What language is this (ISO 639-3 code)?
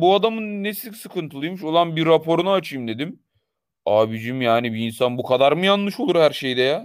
tur